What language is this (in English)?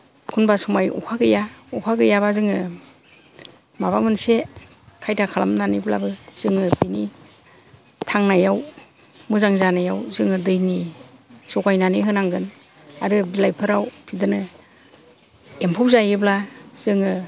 Bodo